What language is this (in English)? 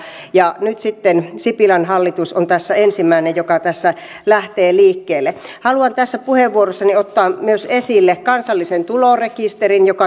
Finnish